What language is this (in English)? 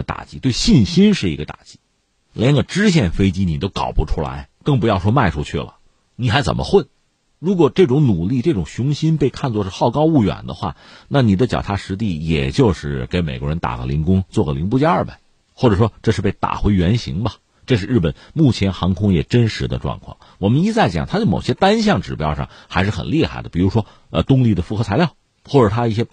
Chinese